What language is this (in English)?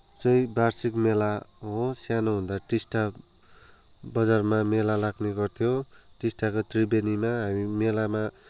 Nepali